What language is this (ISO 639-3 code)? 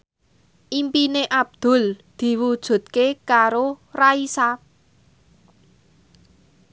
jav